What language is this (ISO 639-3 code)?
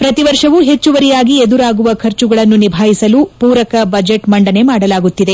kan